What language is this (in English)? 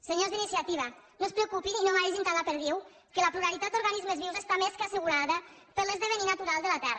Catalan